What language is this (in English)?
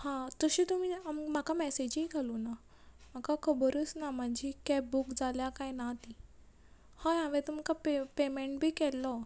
Konkani